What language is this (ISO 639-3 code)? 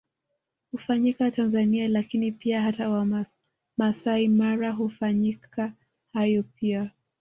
swa